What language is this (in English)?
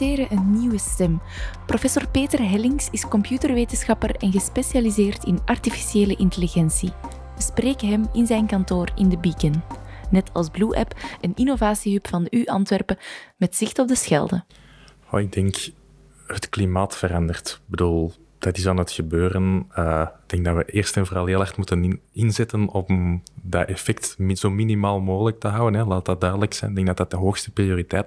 Dutch